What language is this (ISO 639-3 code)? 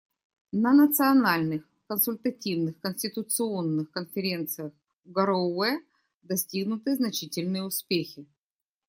rus